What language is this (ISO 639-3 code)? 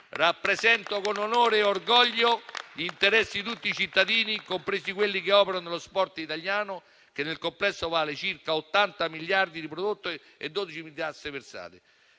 ita